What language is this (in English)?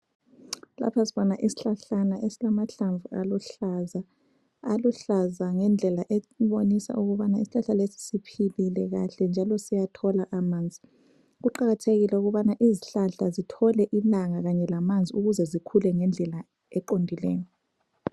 North Ndebele